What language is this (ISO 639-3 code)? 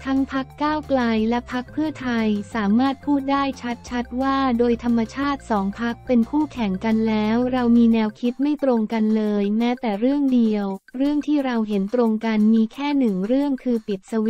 tha